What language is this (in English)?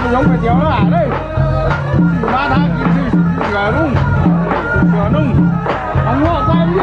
Vietnamese